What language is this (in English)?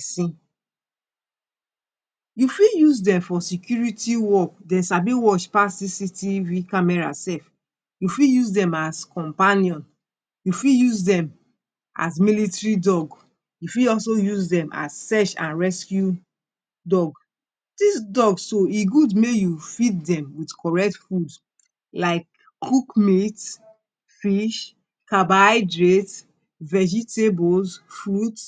Nigerian Pidgin